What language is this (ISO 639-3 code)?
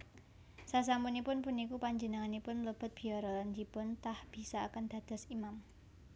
jav